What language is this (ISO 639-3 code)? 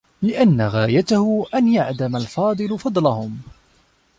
ara